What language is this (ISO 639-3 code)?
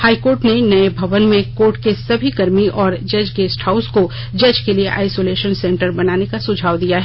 hin